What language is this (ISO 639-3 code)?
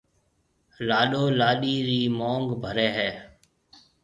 mve